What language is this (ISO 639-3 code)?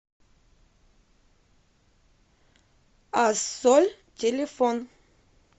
rus